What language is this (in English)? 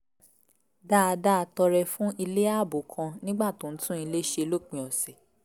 Yoruba